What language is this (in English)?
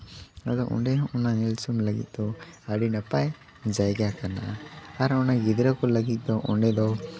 Santali